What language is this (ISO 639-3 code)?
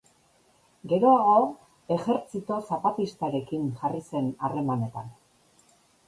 eus